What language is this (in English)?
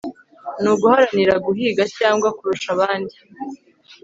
Kinyarwanda